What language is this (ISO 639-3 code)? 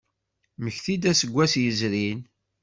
kab